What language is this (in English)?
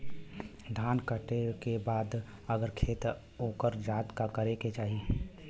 Bhojpuri